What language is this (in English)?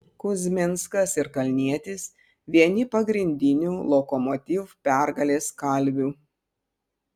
Lithuanian